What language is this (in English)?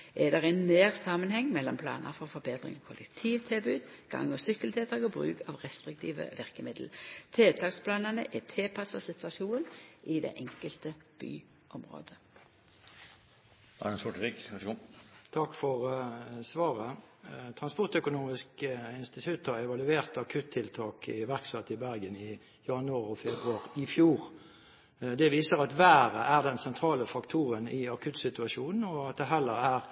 Norwegian